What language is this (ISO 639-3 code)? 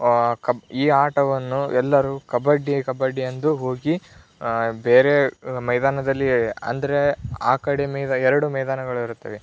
kan